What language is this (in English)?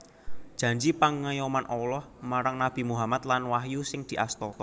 Javanese